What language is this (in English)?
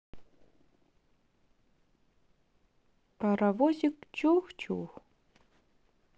Russian